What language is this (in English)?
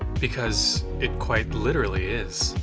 English